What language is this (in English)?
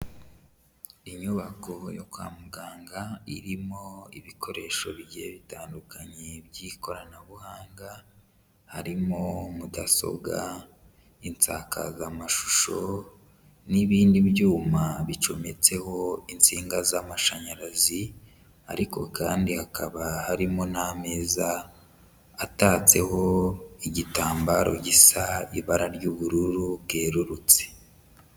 Kinyarwanda